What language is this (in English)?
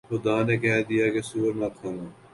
Urdu